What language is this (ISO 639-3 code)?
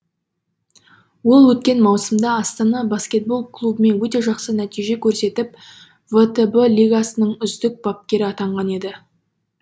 kaz